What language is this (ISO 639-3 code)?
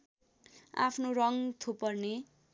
nep